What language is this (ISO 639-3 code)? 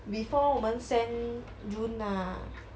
eng